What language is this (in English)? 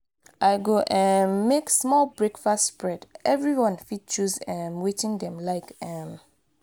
Nigerian Pidgin